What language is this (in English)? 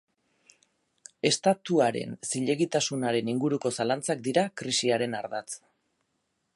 Basque